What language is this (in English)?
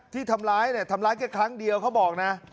Thai